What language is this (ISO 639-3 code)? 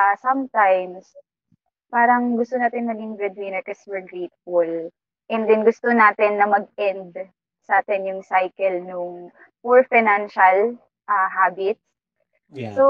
fil